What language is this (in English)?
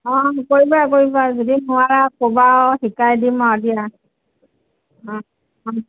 Assamese